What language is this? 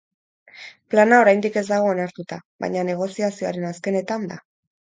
Basque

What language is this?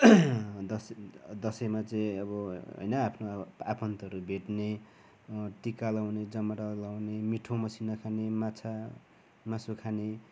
Nepali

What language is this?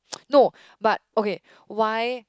English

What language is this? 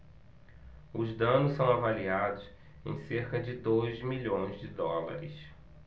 Portuguese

